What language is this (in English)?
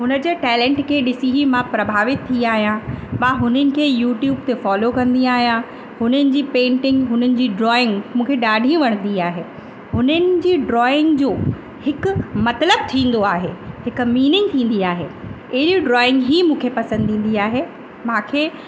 Sindhi